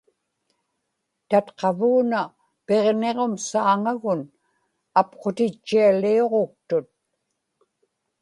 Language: Inupiaq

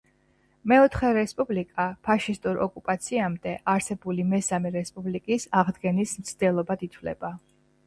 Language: Georgian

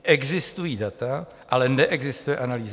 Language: Czech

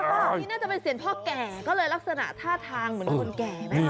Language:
Thai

